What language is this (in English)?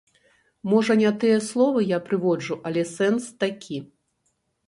Belarusian